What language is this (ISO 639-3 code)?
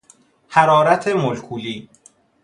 fas